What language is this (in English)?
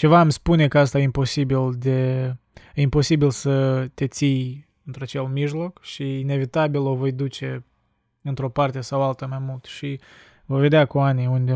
Romanian